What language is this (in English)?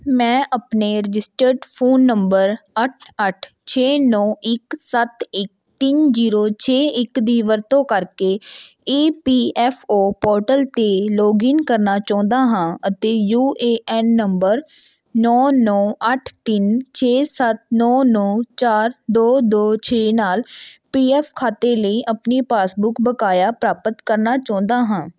Punjabi